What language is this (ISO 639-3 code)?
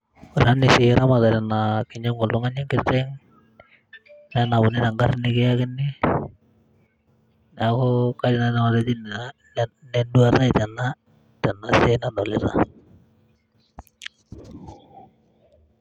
mas